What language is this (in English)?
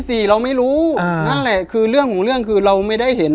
Thai